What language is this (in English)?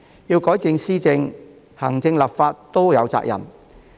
Cantonese